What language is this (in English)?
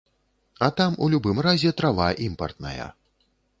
Belarusian